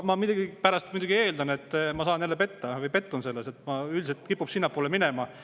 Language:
Estonian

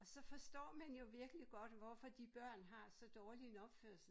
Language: Danish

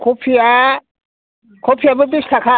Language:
Bodo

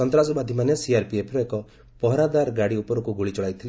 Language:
Odia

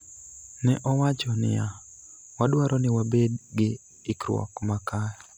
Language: Luo (Kenya and Tanzania)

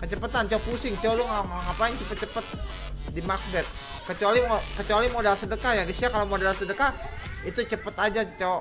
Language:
Indonesian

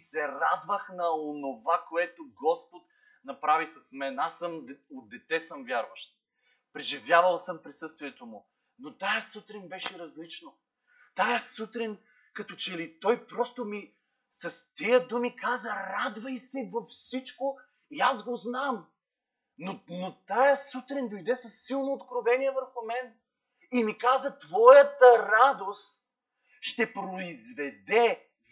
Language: Bulgarian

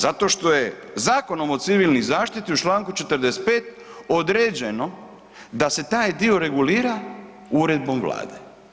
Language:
Croatian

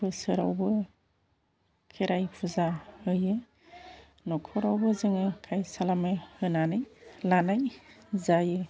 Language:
Bodo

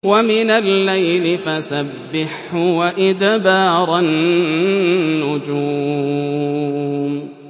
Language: Arabic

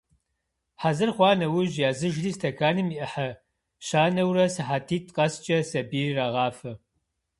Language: Kabardian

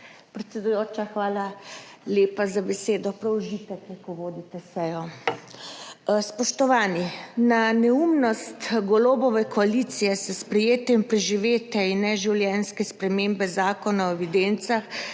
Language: Slovenian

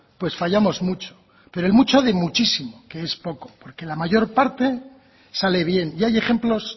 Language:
Spanish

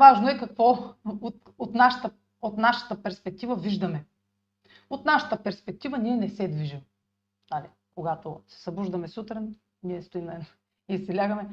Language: Bulgarian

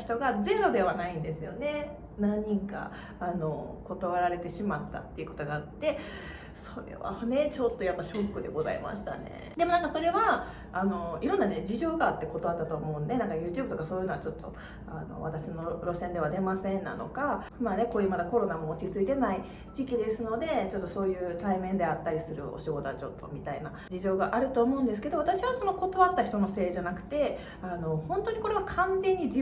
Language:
Japanese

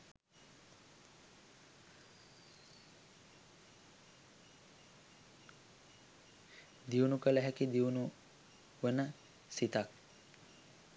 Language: Sinhala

